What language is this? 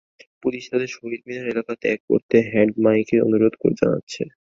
Bangla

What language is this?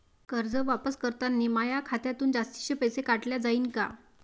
Marathi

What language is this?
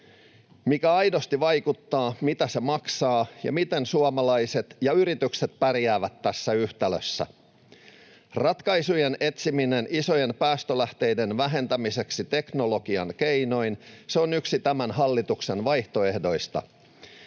Finnish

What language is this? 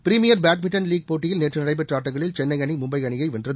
Tamil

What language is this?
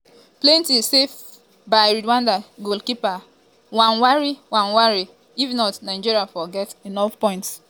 Nigerian Pidgin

